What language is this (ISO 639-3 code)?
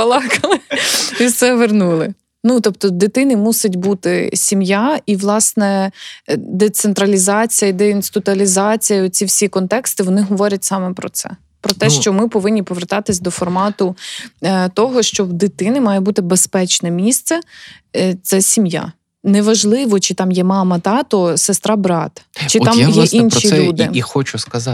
ukr